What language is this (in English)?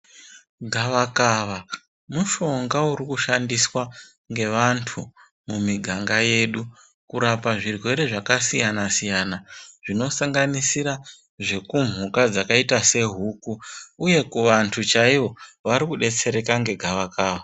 Ndau